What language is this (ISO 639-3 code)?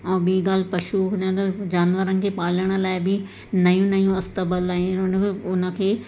snd